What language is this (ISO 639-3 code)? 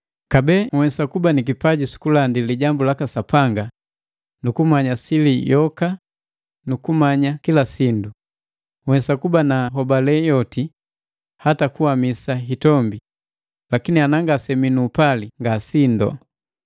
mgv